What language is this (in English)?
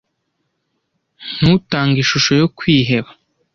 Kinyarwanda